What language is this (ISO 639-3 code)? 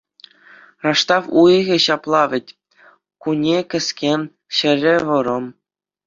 chv